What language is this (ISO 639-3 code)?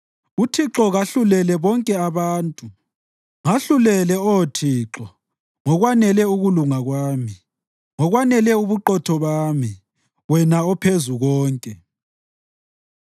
nde